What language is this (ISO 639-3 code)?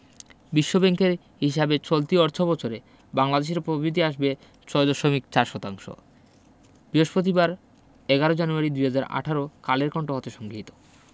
ben